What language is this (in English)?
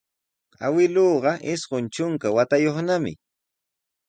Sihuas Ancash Quechua